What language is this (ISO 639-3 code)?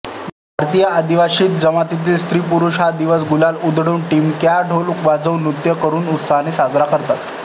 mar